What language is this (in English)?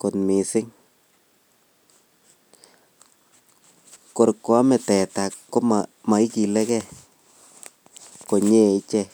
Kalenjin